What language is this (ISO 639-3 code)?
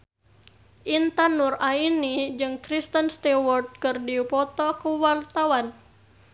sun